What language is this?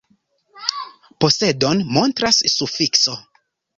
Esperanto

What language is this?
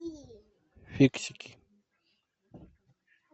Russian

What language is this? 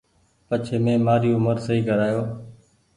Goaria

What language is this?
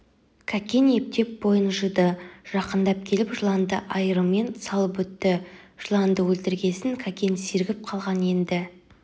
Kazakh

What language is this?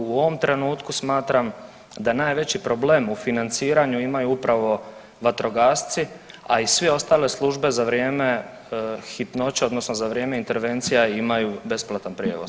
Croatian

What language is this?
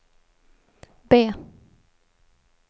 Swedish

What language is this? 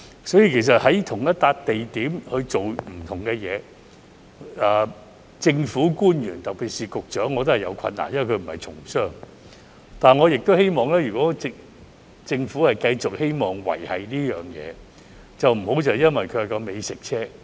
Cantonese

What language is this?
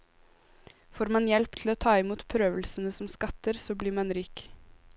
Norwegian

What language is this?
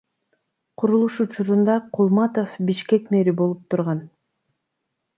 Kyrgyz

